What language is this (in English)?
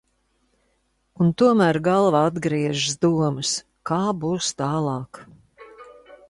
Latvian